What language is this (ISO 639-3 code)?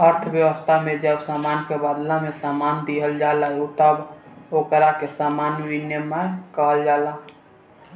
bho